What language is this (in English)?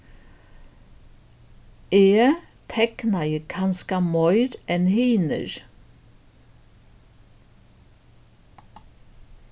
Faroese